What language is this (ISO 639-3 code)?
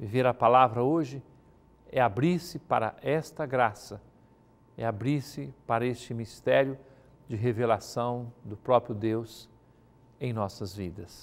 por